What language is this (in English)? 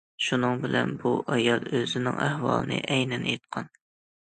Uyghur